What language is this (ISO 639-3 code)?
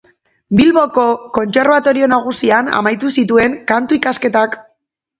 eus